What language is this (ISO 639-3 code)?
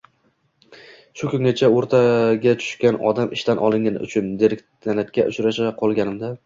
uzb